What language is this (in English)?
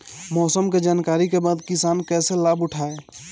Bhojpuri